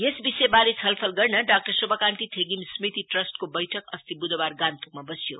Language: Nepali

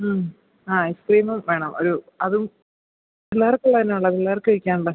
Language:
Malayalam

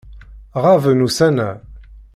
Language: Kabyle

